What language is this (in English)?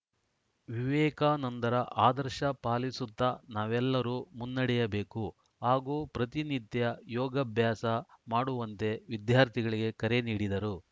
Kannada